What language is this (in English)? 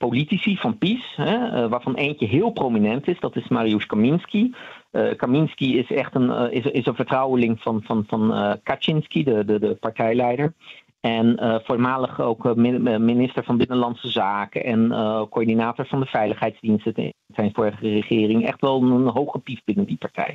Dutch